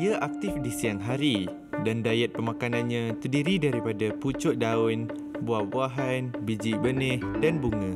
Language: Malay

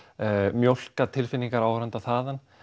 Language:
Icelandic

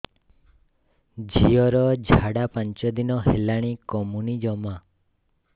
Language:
Odia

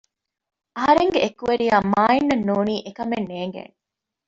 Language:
Divehi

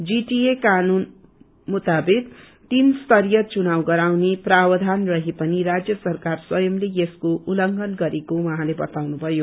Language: Nepali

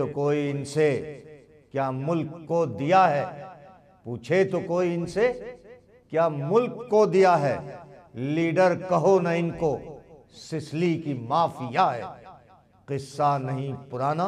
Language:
Hindi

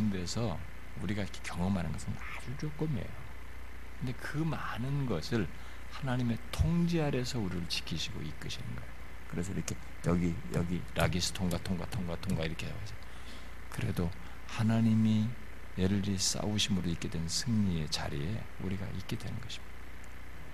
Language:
Korean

